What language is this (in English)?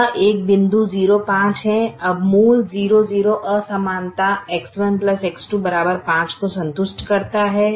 Hindi